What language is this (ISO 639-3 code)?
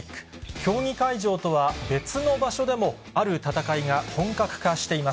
jpn